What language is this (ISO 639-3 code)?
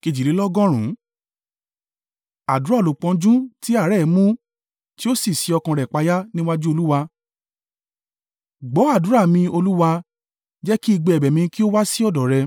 yor